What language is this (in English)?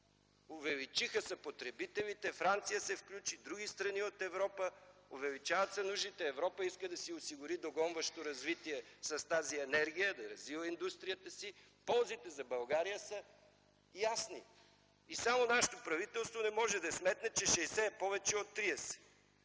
Bulgarian